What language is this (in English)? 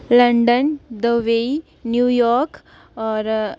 Dogri